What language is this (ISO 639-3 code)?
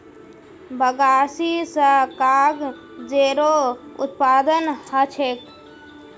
mag